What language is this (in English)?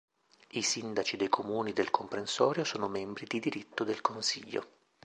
Italian